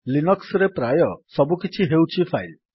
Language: Odia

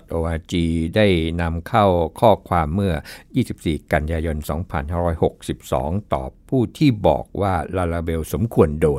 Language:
Thai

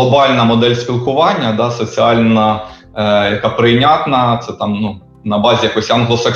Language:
Ukrainian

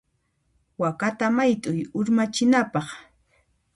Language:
Puno Quechua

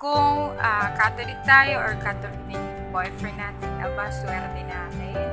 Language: Filipino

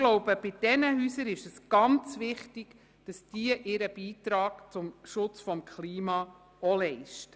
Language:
Swiss German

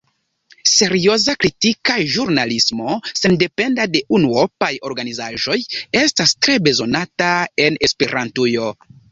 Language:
Esperanto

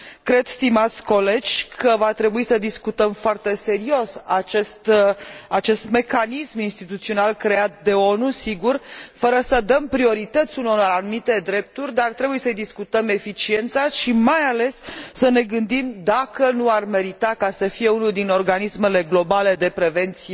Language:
Romanian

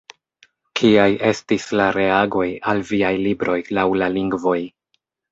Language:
Esperanto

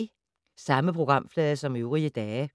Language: Danish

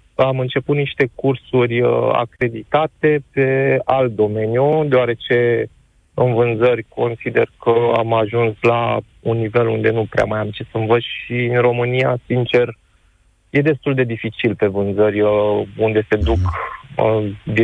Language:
Romanian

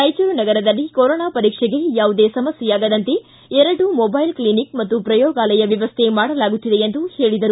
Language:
Kannada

